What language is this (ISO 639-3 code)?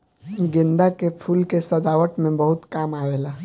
bho